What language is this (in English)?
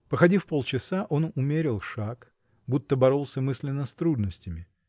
Russian